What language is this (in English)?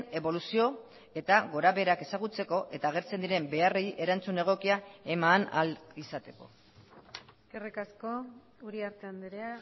Basque